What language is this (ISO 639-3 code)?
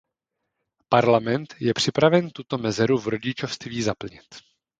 ces